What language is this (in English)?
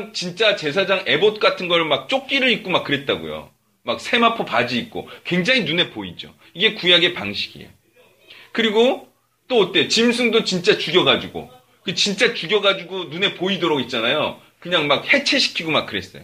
Korean